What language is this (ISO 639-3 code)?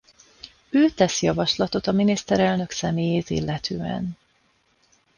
hun